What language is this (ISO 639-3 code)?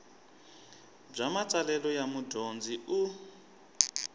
tso